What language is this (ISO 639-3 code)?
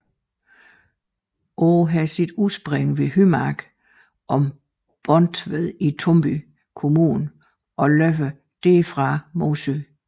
dan